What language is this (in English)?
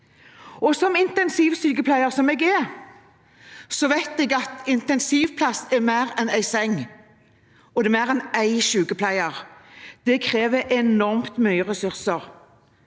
Norwegian